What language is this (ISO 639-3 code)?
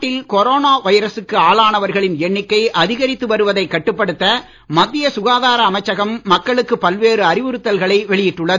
tam